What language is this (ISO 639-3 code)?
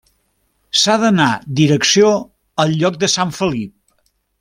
cat